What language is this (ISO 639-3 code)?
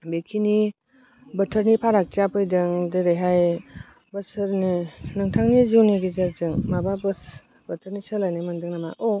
brx